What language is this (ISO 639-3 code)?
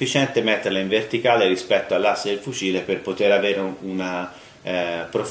ita